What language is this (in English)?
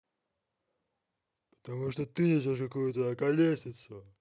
Russian